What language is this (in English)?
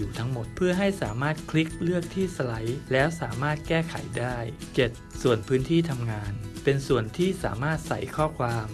Thai